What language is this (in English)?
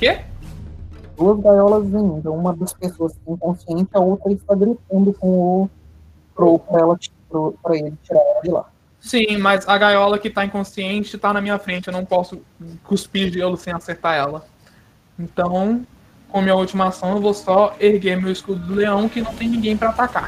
Portuguese